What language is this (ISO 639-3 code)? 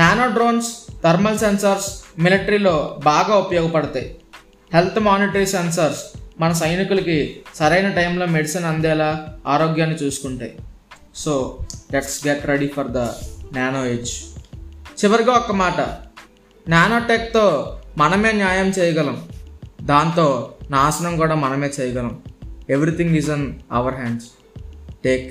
tel